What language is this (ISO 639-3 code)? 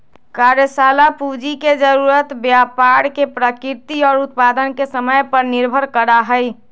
mag